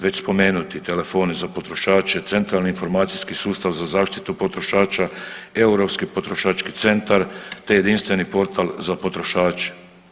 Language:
Croatian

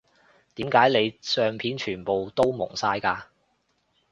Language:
Cantonese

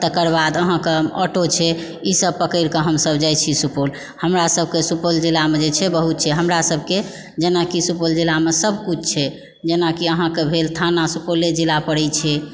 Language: Maithili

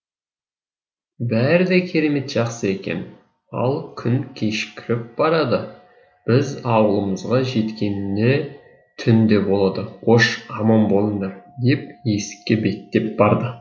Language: Kazakh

